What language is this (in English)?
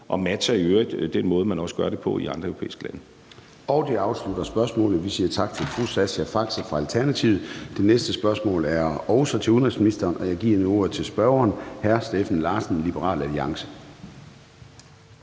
Danish